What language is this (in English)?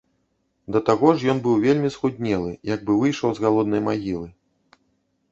Belarusian